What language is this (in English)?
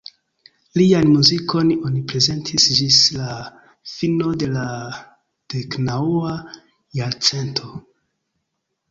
Esperanto